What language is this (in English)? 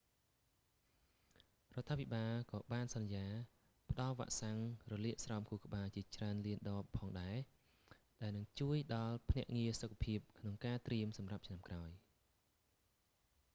Khmer